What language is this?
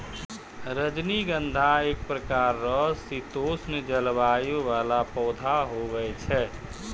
Maithili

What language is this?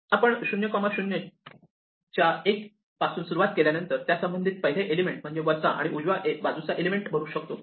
Marathi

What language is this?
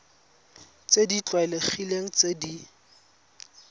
Tswana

